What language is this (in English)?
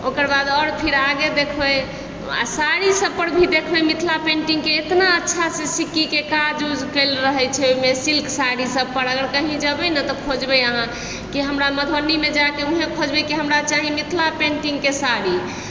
Maithili